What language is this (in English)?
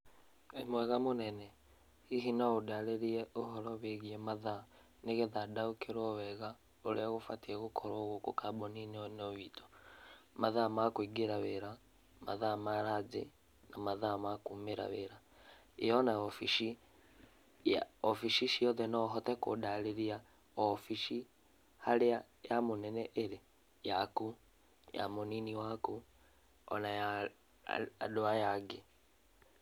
Kikuyu